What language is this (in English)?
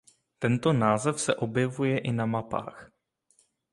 Czech